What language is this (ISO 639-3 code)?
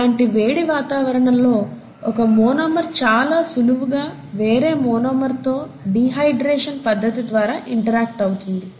tel